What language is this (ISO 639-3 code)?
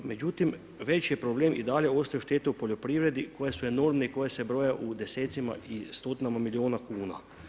hrv